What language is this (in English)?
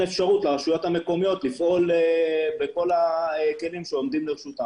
Hebrew